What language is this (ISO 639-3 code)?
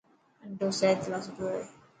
mki